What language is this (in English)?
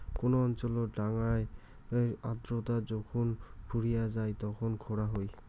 Bangla